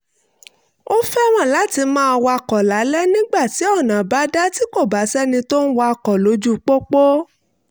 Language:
Yoruba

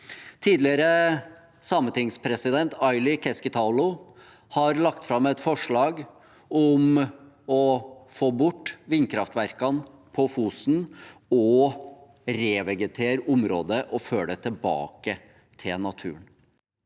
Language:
Norwegian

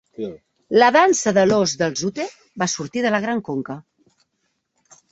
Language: Catalan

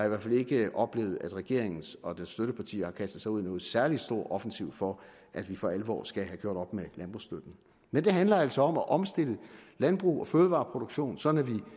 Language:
Danish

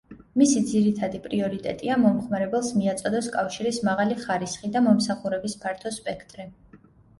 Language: Georgian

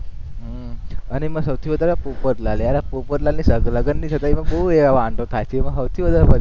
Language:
Gujarati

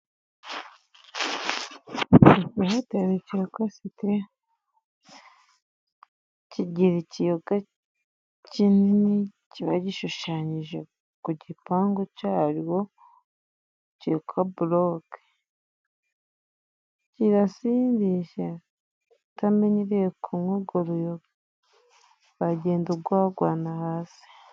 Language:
Kinyarwanda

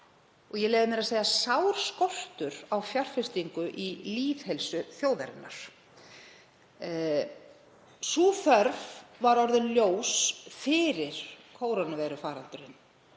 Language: Icelandic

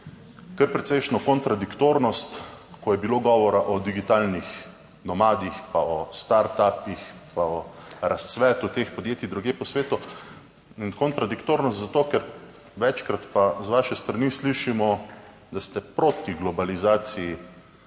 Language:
Slovenian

